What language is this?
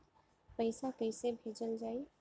Bhojpuri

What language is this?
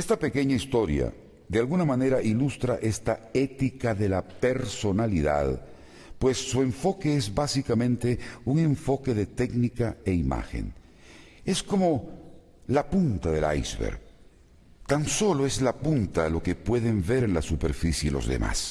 Spanish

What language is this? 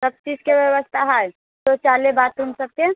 Maithili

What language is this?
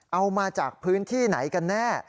Thai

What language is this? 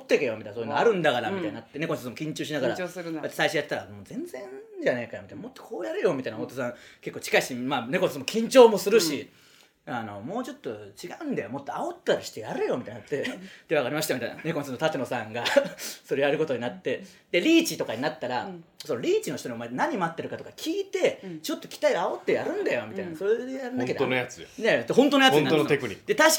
Japanese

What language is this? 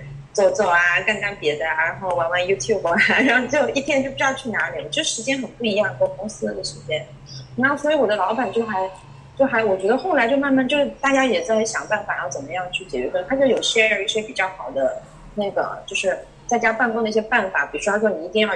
Chinese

